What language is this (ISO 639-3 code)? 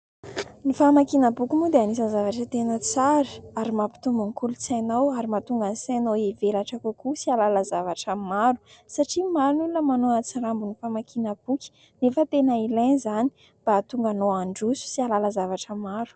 mlg